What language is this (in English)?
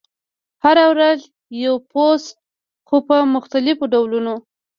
Pashto